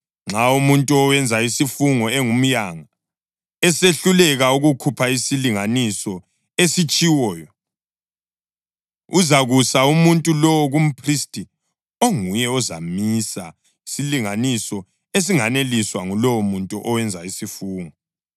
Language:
North Ndebele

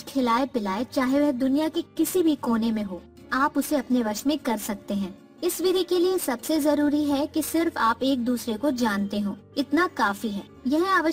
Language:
Hindi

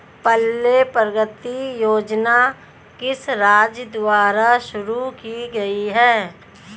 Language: Hindi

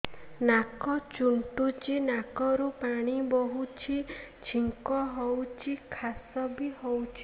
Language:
Odia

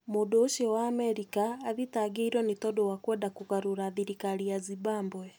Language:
Kikuyu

